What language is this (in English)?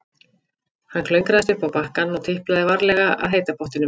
Icelandic